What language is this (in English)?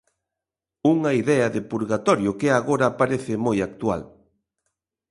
Galician